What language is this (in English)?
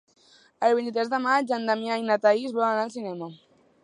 Catalan